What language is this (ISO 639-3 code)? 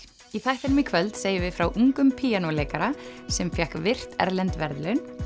isl